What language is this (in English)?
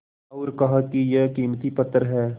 Hindi